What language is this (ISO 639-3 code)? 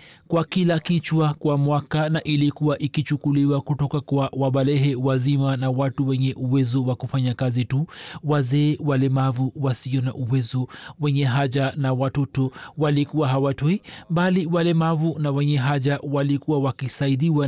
swa